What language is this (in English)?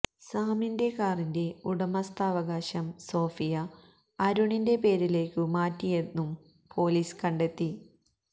Malayalam